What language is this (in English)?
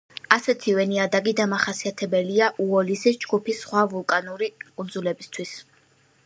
Georgian